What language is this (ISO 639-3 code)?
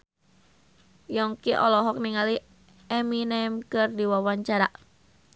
sun